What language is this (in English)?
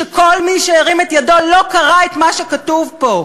Hebrew